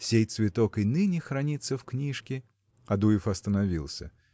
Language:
Russian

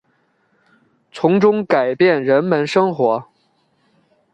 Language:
Chinese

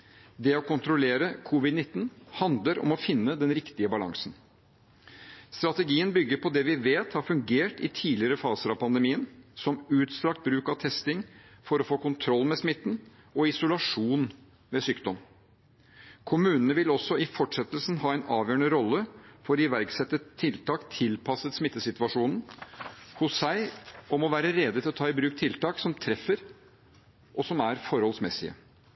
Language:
Norwegian Bokmål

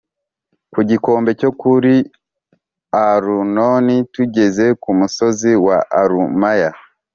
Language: Kinyarwanda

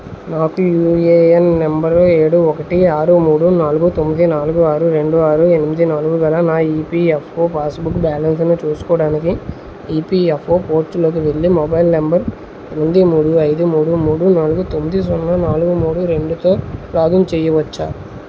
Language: Telugu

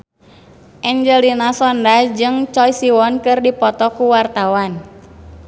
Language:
Sundanese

